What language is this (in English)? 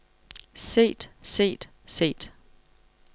Danish